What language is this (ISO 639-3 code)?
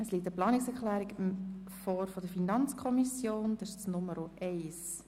gsw